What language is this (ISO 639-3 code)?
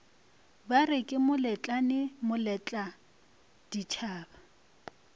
nso